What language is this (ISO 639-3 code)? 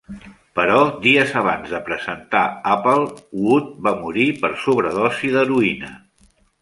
cat